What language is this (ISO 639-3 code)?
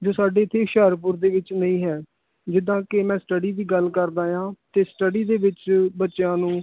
pan